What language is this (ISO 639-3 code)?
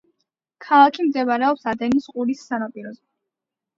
kat